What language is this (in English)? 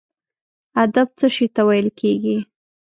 Pashto